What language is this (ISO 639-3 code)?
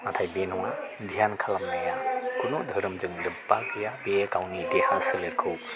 brx